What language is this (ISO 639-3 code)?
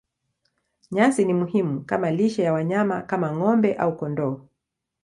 swa